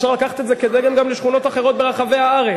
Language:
Hebrew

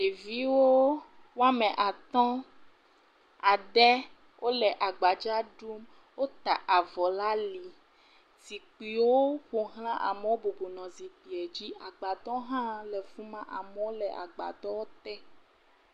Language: Ewe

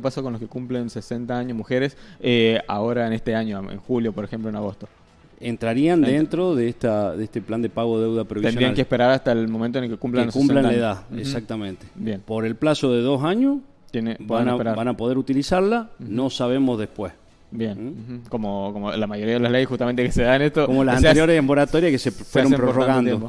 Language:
Spanish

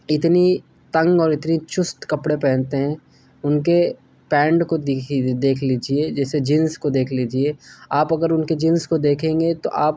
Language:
Urdu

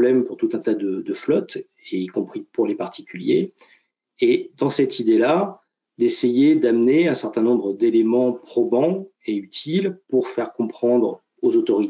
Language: French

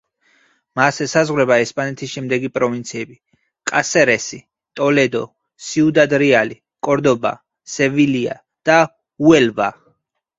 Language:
Georgian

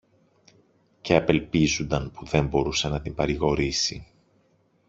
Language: Greek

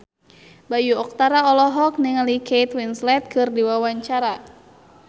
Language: Sundanese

